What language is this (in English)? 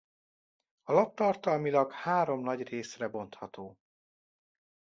Hungarian